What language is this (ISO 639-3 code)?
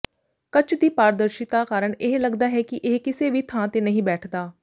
pan